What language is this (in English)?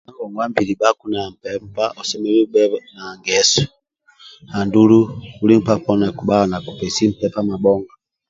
Amba (Uganda)